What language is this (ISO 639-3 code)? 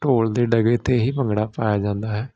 pan